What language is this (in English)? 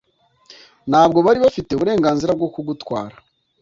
Kinyarwanda